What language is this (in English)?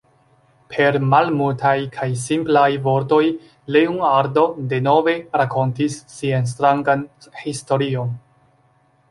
Esperanto